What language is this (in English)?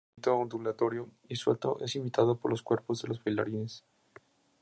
Spanish